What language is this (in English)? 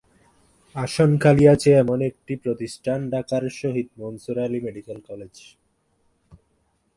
Bangla